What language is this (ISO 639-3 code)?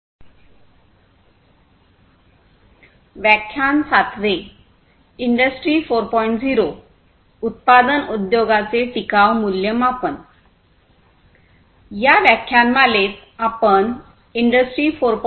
mar